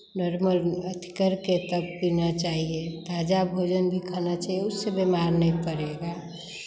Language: Hindi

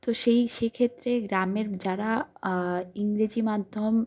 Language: Bangla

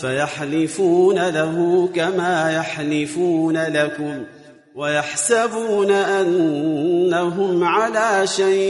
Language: Arabic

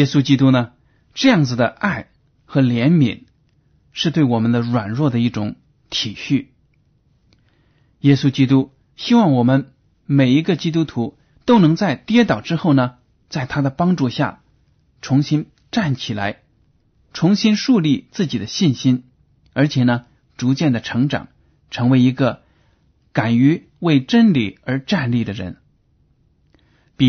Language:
Chinese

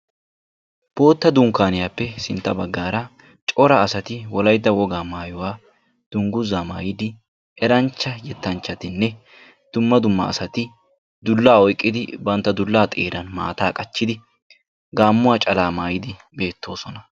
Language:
Wolaytta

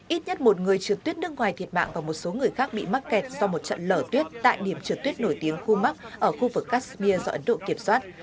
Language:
Vietnamese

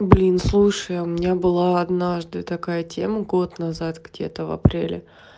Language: Russian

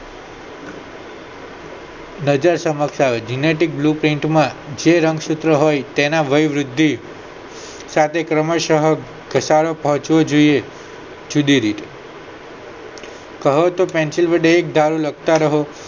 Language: Gujarati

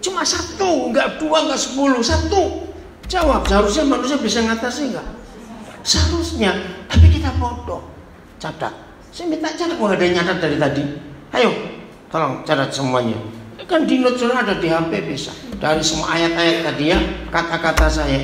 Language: Indonesian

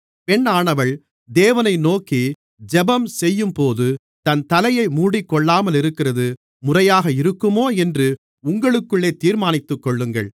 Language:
Tamil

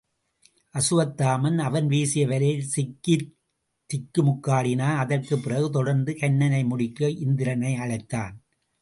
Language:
Tamil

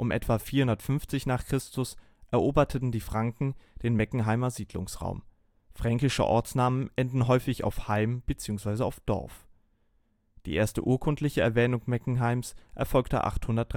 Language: German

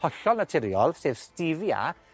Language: Welsh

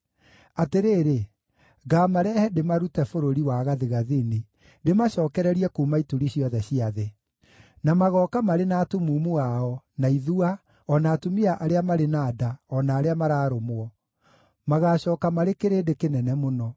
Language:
Kikuyu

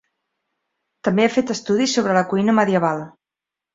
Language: Catalan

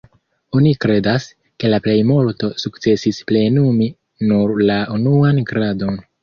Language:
Esperanto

